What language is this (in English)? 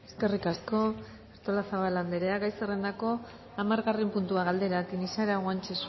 Basque